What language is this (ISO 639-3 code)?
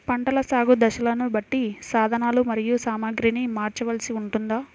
tel